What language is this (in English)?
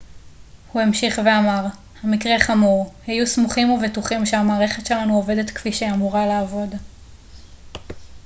Hebrew